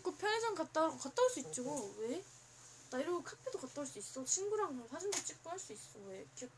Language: Korean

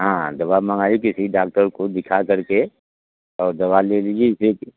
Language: Hindi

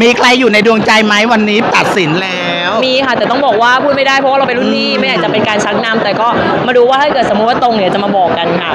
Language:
Thai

